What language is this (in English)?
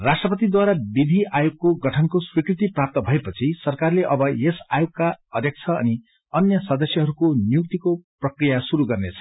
Nepali